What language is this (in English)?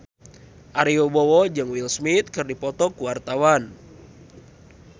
Sundanese